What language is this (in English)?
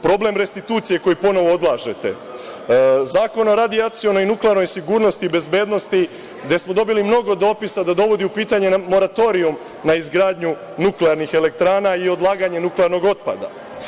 Serbian